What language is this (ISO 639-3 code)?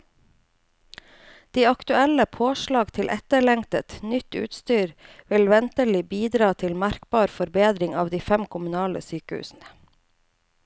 nor